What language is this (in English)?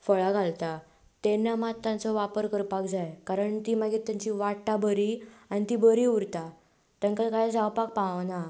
Konkani